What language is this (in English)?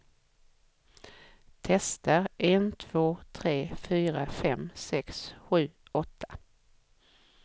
Swedish